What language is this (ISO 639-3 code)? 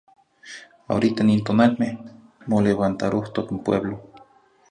nhi